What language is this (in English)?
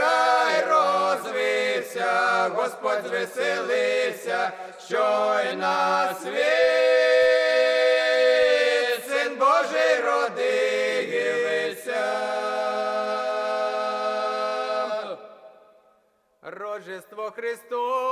Ukrainian